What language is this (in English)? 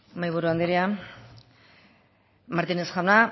Basque